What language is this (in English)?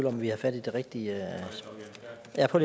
Danish